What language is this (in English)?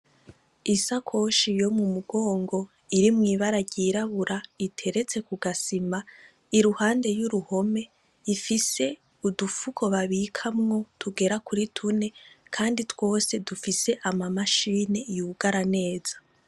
Rundi